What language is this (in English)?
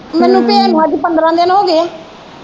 Punjabi